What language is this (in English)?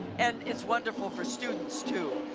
English